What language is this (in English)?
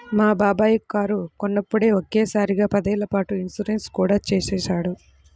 Telugu